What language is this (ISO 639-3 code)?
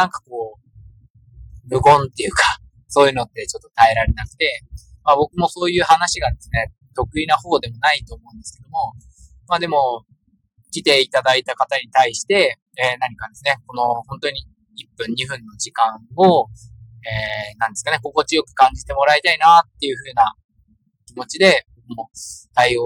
jpn